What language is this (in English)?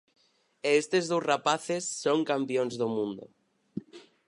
Galician